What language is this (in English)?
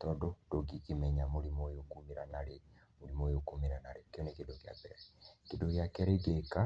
Kikuyu